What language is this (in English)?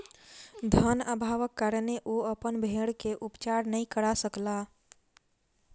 Maithili